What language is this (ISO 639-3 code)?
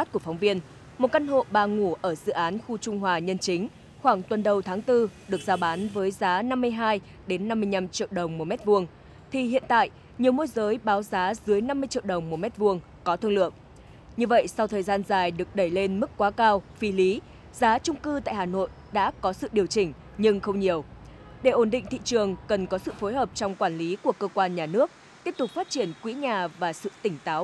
vie